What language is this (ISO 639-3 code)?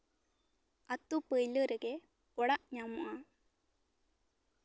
sat